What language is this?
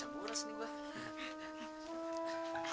Indonesian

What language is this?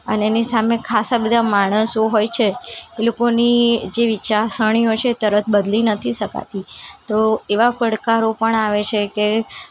Gujarati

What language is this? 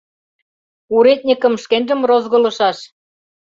Mari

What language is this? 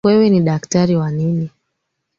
Swahili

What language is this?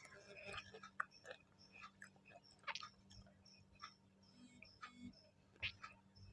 Indonesian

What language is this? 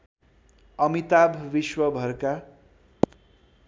Nepali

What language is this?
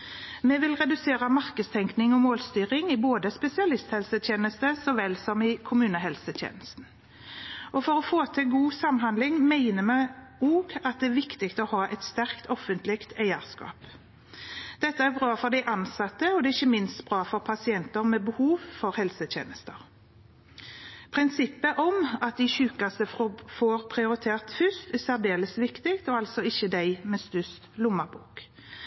Norwegian Bokmål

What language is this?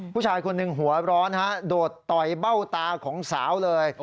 Thai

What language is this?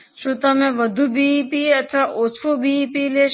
Gujarati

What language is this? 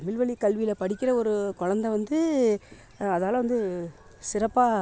Tamil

